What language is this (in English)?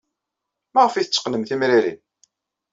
Kabyle